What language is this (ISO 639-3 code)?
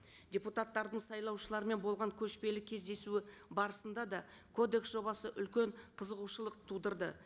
kaz